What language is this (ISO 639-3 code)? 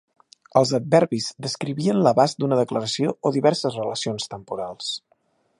cat